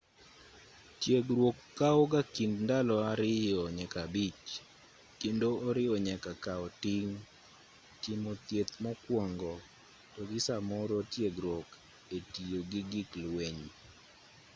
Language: Luo (Kenya and Tanzania)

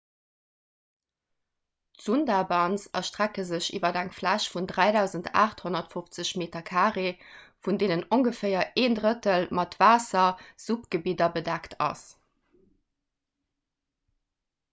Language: Luxembourgish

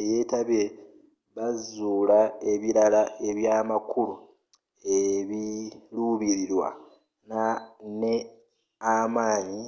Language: Ganda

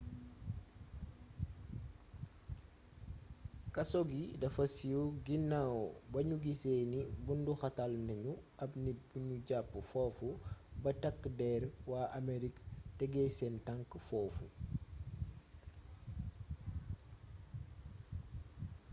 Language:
Wolof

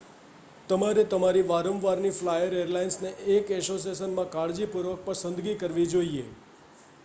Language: Gujarati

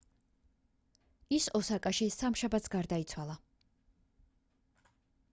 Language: Georgian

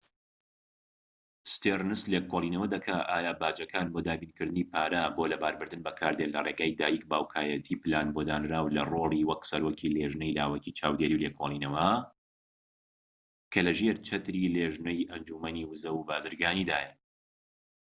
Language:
Central Kurdish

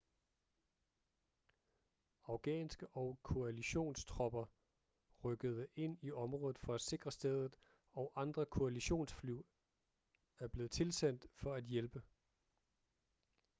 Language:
Danish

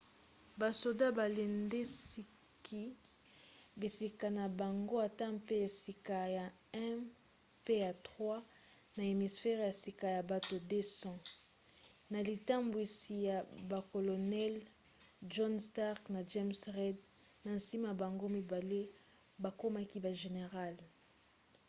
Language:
Lingala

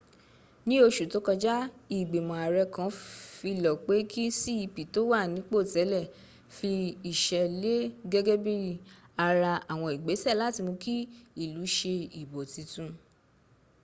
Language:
Yoruba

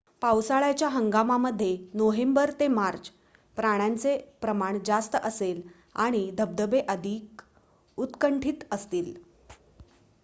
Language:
Marathi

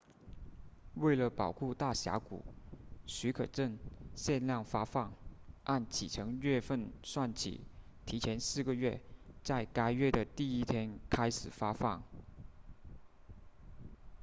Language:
Chinese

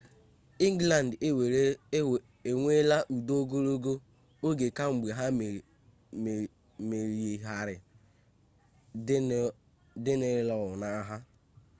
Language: Igbo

